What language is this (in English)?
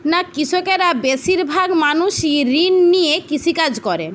Bangla